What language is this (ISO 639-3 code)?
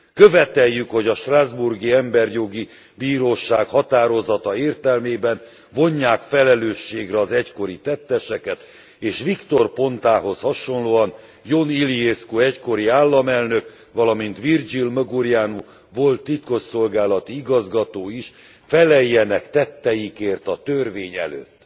hun